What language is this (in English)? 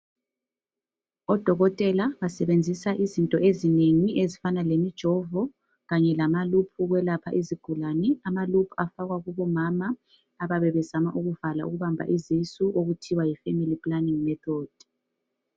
North Ndebele